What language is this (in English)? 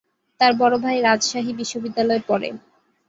Bangla